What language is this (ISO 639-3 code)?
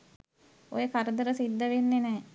sin